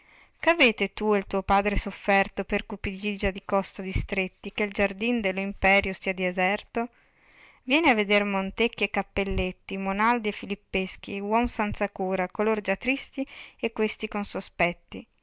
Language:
Italian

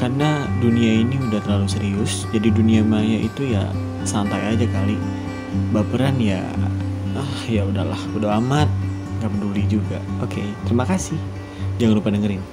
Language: Indonesian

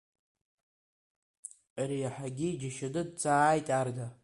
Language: Abkhazian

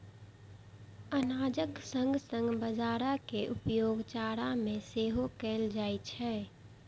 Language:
Maithili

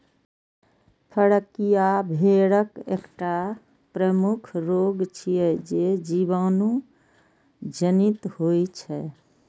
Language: Maithili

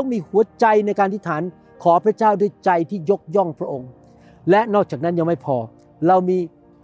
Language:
Thai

